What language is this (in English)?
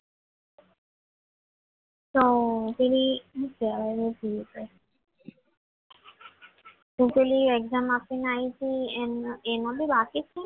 Gujarati